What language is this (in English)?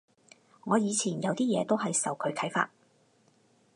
Cantonese